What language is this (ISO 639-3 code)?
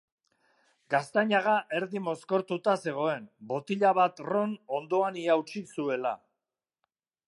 eus